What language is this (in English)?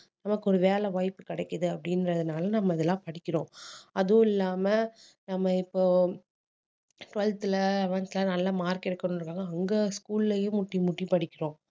Tamil